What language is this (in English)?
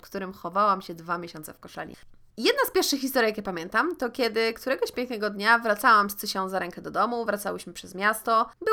Polish